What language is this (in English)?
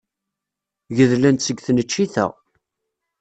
Kabyle